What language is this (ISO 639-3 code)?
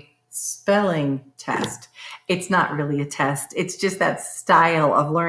eng